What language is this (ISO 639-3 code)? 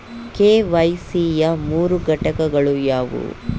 kan